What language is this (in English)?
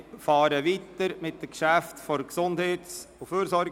Swiss German